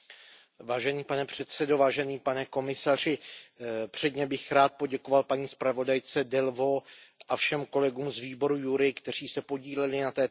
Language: Czech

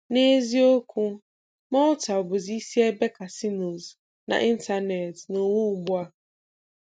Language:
Igbo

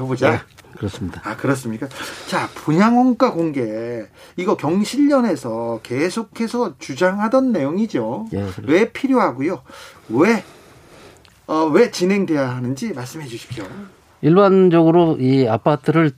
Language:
Korean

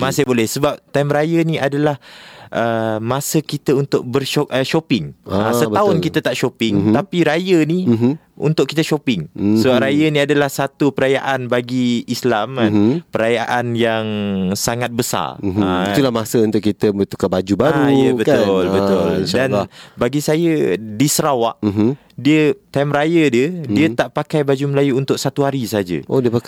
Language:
Malay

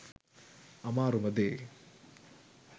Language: Sinhala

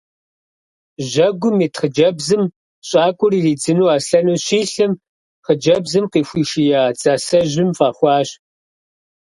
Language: Kabardian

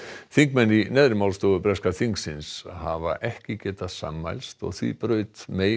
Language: Icelandic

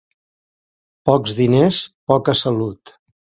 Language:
Catalan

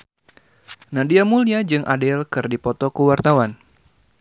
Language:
Sundanese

